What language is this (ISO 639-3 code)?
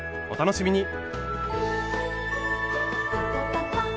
jpn